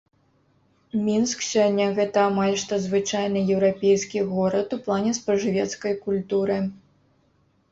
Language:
Belarusian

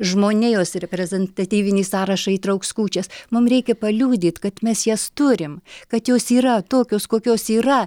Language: Lithuanian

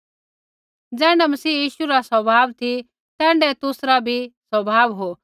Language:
Kullu Pahari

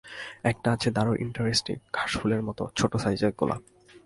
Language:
Bangla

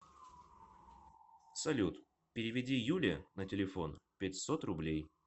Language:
Russian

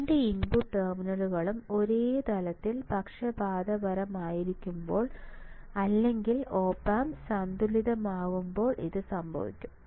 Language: Malayalam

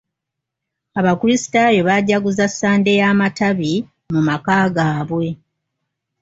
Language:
Ganda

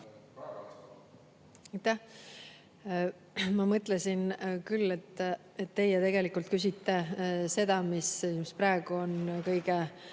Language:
Estonian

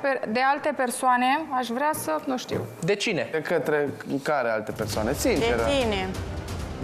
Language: Romanian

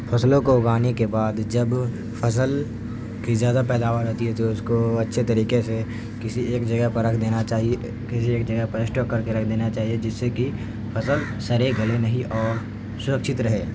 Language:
Urdu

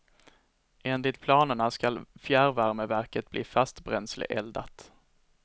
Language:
Swedish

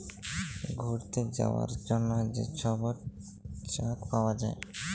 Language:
Bangla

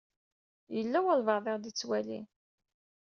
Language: Kabyle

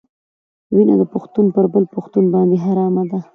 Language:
Pashto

